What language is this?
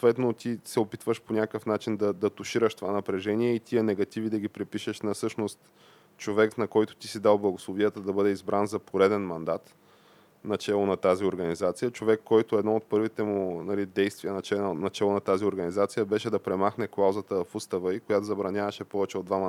Bulgarian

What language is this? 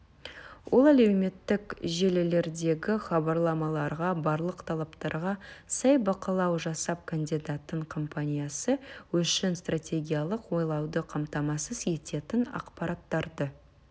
Kazakh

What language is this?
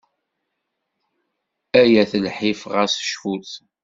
Kabyle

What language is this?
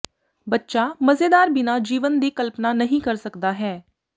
Punjabi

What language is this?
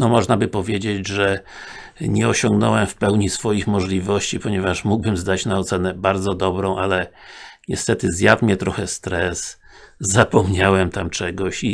Polish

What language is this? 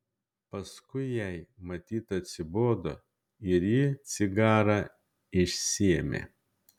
Lithuanian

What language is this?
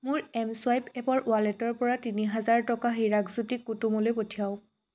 Assamese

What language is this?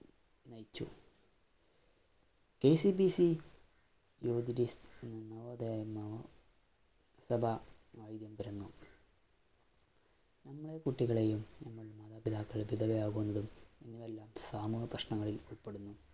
Malayalam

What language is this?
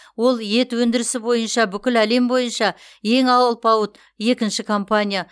Kazakh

